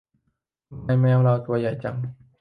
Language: Thai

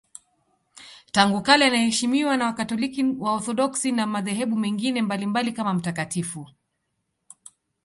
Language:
Swahili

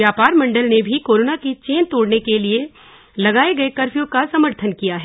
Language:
Hindi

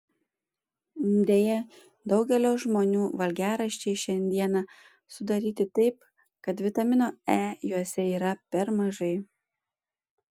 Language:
Lithuanian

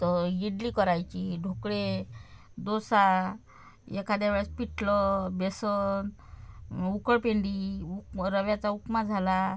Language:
Marathi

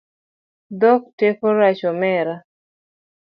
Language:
Luo (Kenya and Tanzania)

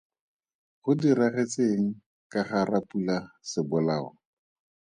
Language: Tswana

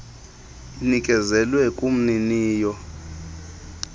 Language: Xhosa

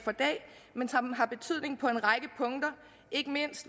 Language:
Danish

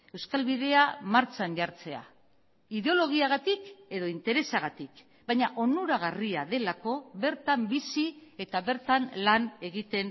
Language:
Basque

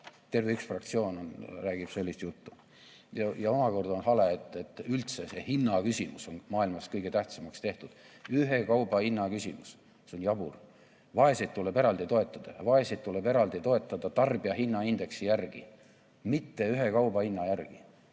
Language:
Estonian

